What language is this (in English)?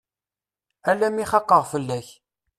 Kabyle